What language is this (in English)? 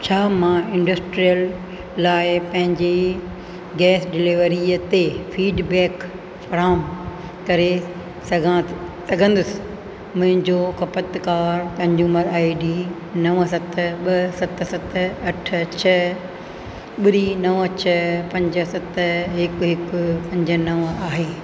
Sindhi